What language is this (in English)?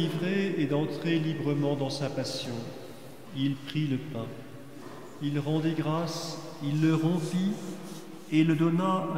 French